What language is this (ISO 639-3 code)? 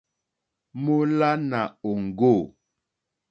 bri